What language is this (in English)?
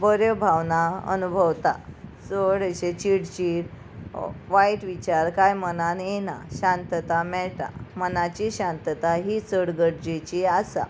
Konkani